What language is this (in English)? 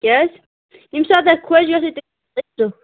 Kashmiri